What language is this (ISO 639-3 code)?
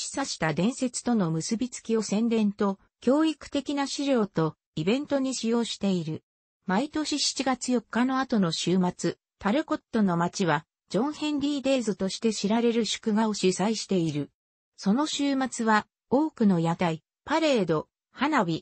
jpn